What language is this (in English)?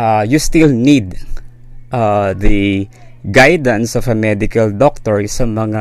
Filipino